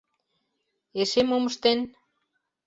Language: Mari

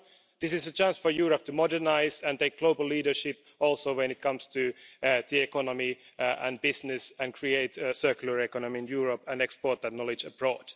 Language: English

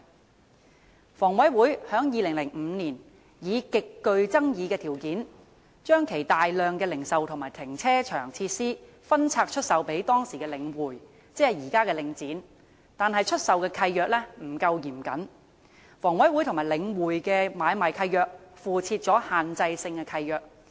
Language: Cantonese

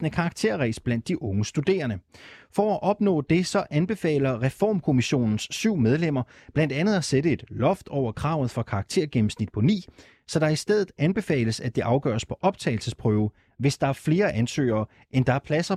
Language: Danish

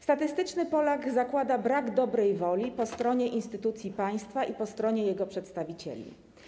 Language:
Polish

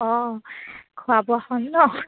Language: Assamese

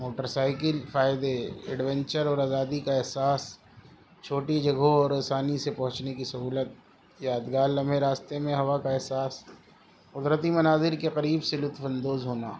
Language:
Urdu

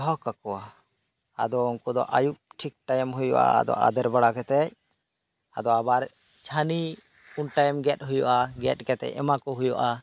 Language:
Santali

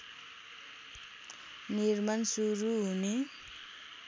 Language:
Nepali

